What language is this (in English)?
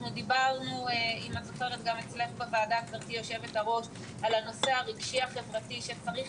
Hebrew